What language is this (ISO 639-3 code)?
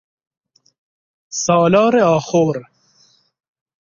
fas